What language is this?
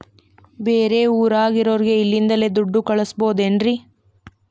Kannada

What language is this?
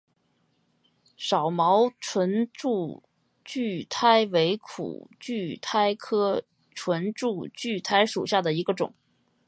Chinese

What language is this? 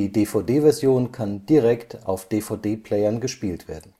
German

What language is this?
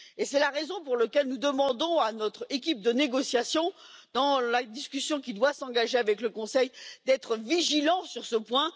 French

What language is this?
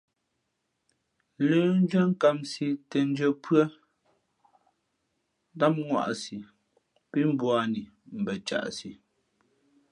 Fe'fe'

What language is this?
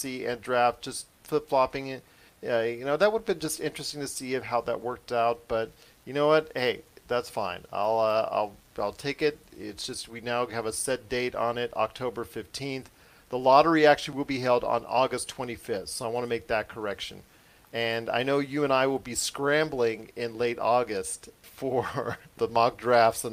English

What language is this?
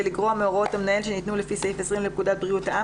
Hebrew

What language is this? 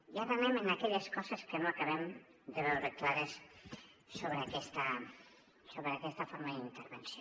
Catalan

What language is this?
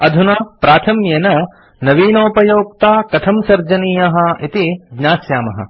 Sanskrit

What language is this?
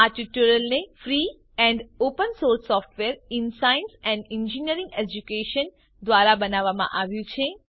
Gujarati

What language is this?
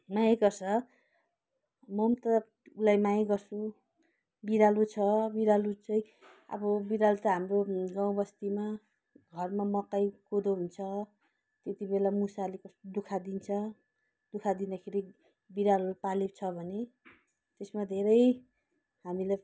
Nepali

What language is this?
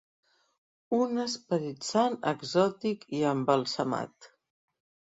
Catalan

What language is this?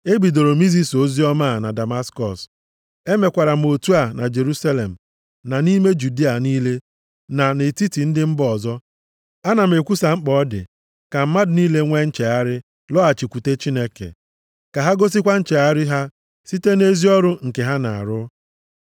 Igbo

